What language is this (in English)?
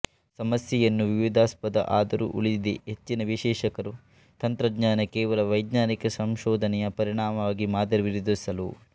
Kannada